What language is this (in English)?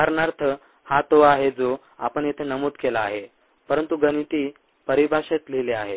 Marathi